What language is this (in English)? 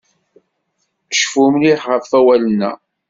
Kabyle